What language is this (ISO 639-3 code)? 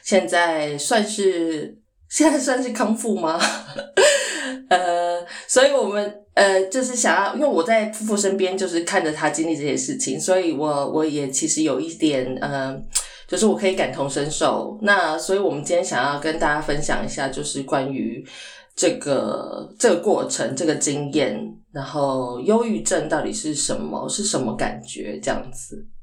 zho